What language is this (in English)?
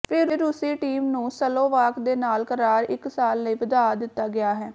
Punjabi